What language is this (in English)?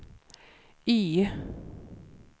Swedish